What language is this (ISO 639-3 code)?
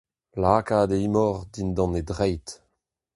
bre